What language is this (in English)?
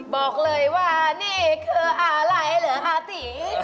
Thai